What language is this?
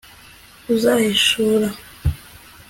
Kinyarwanda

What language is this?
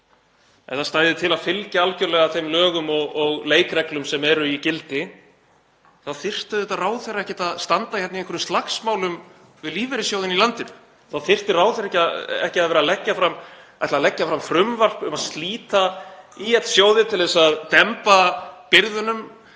Icelandic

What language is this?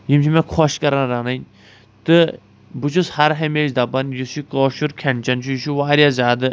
Kashmiri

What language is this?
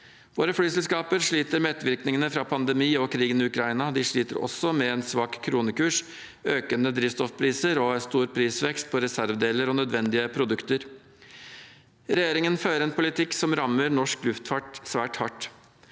Norwegian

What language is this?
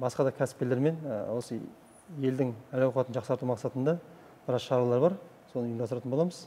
Turkish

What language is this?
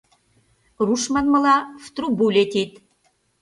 Mari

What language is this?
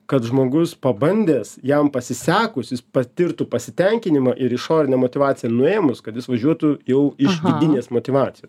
Lithuanian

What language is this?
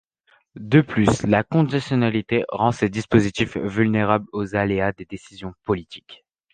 French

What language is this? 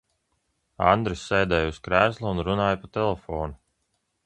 Latvian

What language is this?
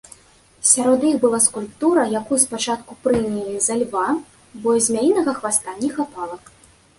Belarusian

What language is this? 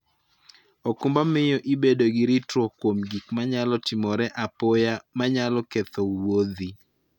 Luo (Kenya and Tanzania)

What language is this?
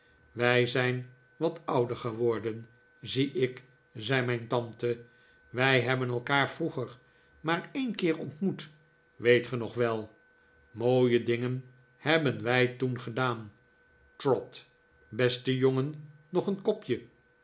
Dutch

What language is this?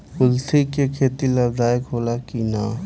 Bhojpuri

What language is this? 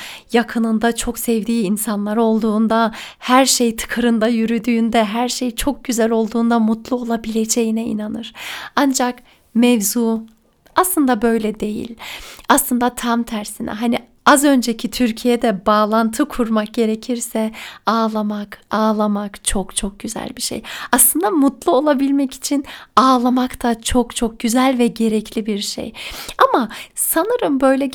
Turkish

